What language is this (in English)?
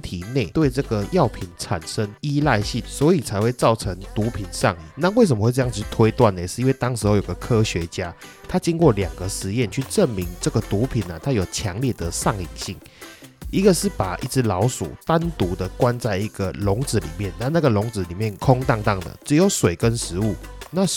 Chinese